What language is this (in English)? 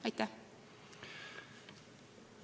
Estonian